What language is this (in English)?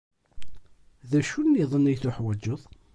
Kabyle